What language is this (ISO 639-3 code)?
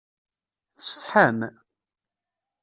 kab